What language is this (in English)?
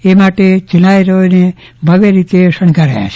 Gujarati